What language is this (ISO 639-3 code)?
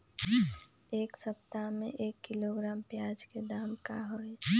mag